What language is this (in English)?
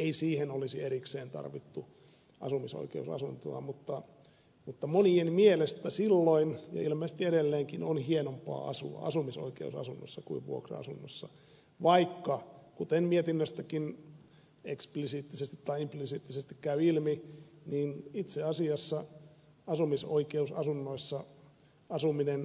Finnish